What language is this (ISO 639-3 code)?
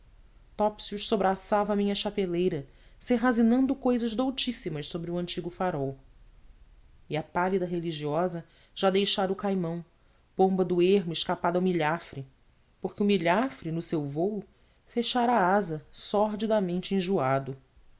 por